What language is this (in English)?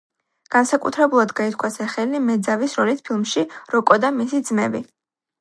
Georgian